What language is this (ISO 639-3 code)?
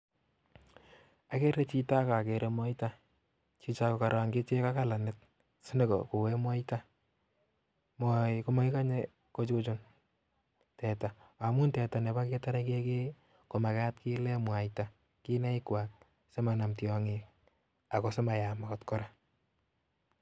kln